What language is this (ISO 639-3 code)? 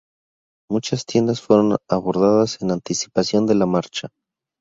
spa